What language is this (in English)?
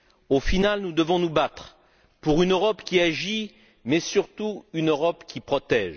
French